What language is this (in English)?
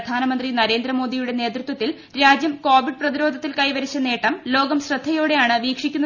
Malayalam